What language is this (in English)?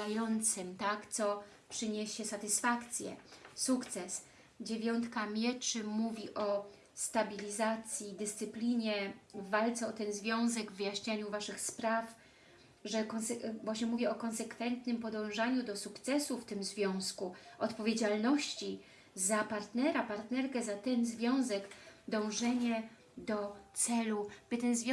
Polish